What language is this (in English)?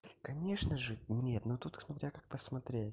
Russian